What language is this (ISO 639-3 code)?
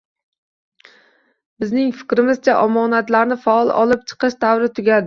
uzb